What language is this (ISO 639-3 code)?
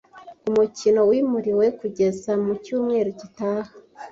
kin